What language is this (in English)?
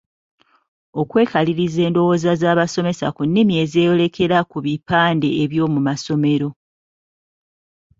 Ganda